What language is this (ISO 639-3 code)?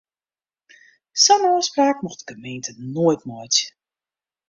fry